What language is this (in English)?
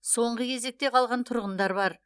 Kazakh